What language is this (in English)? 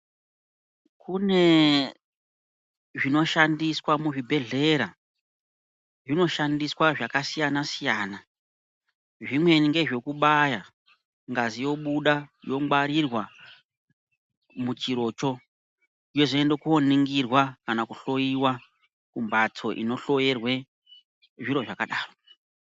Ndau